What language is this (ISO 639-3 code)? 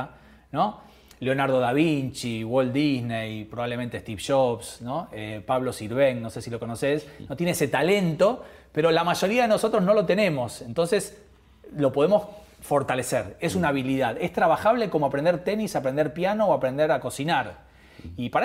spa